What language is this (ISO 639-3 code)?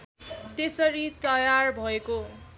nep